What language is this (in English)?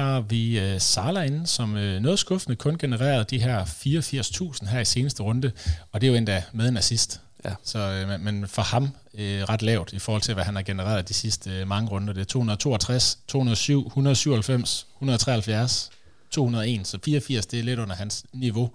Danish